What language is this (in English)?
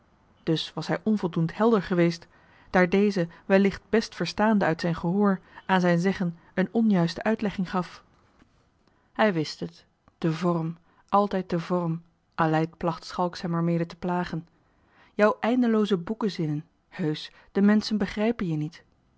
Dutch